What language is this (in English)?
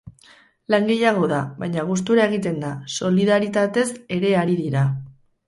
Basque